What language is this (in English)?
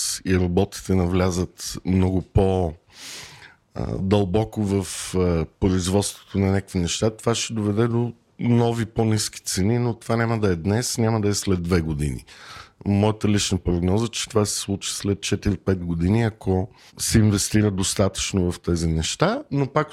Bulgarian